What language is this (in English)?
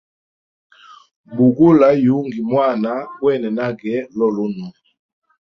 Hemba